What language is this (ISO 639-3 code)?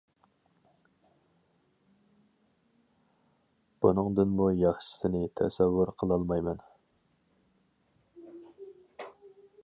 uig